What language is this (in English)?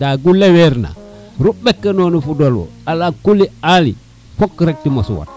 Serer